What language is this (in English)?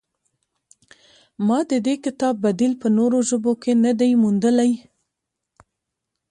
Pashto